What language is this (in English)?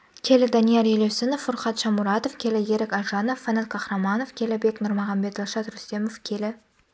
Kazakh